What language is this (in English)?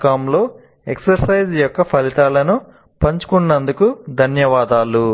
Telugu